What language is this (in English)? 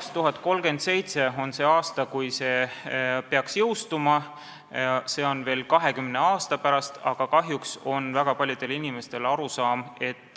Estonian